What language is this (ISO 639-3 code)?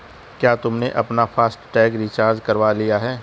hin